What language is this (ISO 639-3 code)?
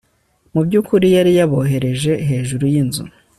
kin